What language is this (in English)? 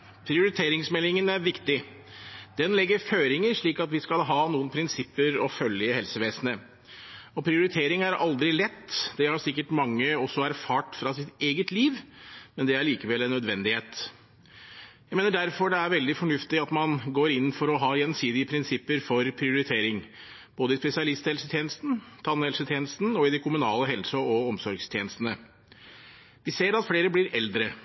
Norwegian